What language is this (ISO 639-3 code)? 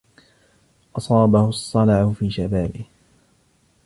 ara